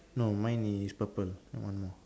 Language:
English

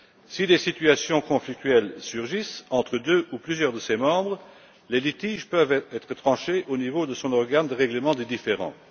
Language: French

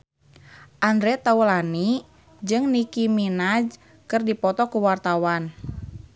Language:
Sundanese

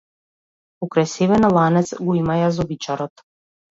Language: Macedonian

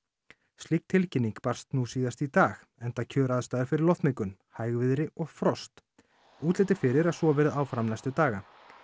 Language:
Icelandic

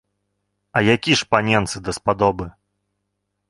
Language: Belarusian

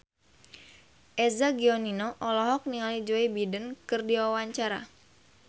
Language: Sundanese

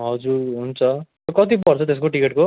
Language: Nepali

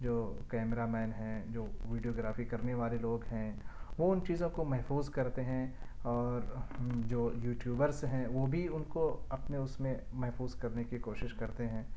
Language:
Urdu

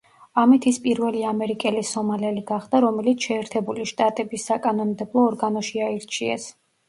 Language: Georgian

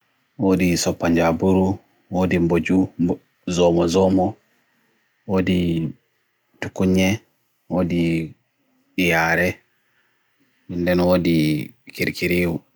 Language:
Bagirmi Fulfulde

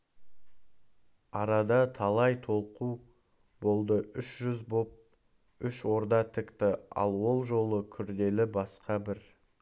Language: Kazakh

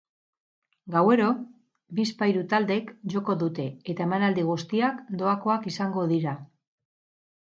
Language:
Basque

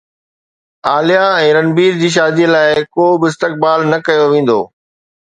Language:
Sindhi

